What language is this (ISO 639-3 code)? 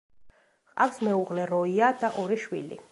kat